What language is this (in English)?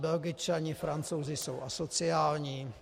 Czech